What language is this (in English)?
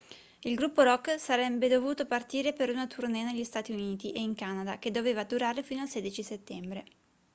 Italian